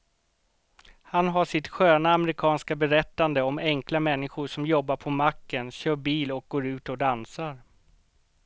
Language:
Swedish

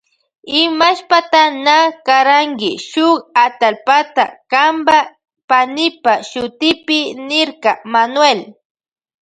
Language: Loja Highland Quichua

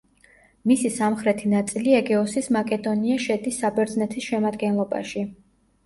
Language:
Georgian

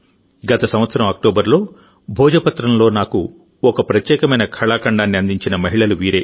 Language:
Telugu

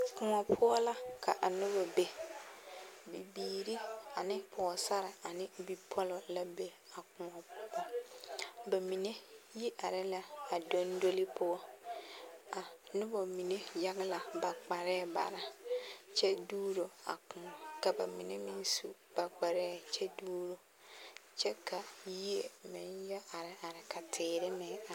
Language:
Southern Dagaare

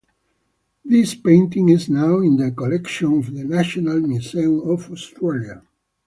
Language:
English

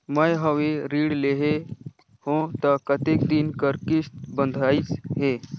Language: Chhattisgarhi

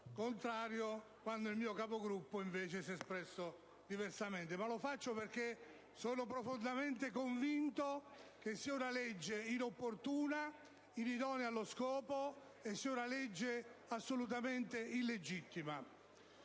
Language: Italian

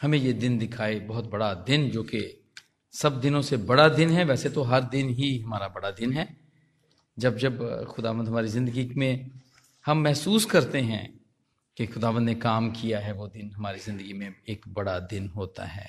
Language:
Hindi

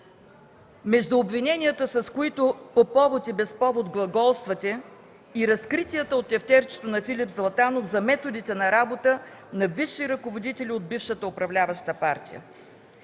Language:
Bulgarian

